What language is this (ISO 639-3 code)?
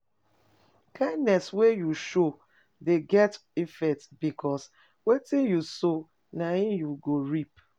pcm